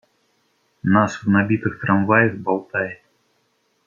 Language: Russian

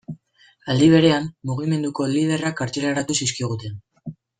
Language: Basque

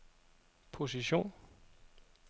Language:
Danish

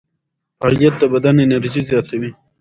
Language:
Pashto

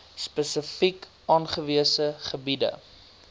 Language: Afrikaans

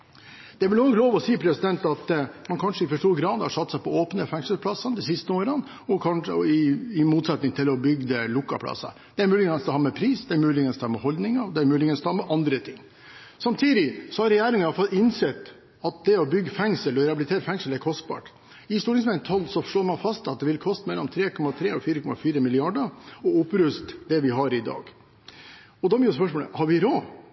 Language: Norwegian Bokmål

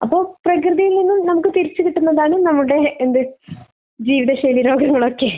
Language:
Malayalam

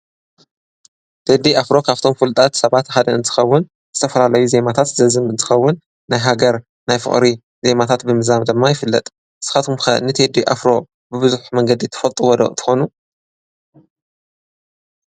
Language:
Tigrinya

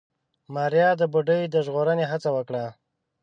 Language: Pashto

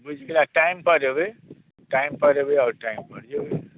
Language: Maithili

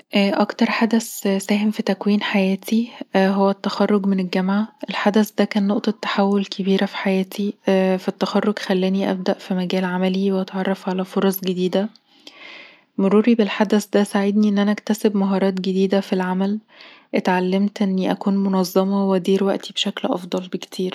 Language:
Egyptian Arabic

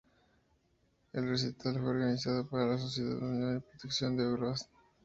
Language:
Spanish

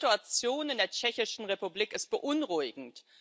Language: German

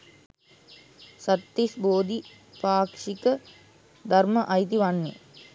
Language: Sinhala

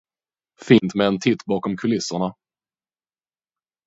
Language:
Swedish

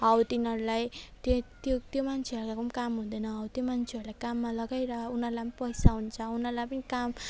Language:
Nepali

